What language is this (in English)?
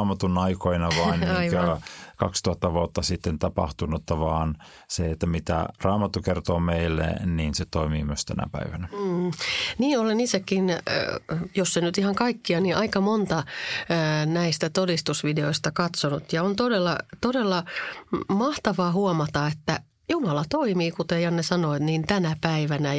Finnish